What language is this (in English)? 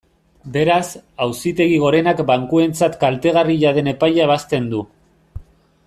Basque